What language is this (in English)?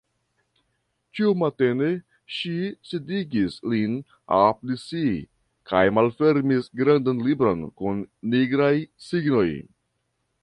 Esperanto